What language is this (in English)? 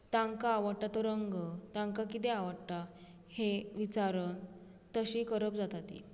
Konkani